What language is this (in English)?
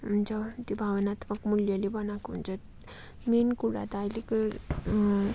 Nepali